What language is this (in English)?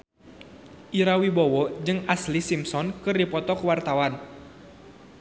Sundanese